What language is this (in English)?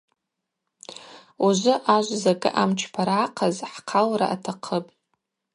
Abaza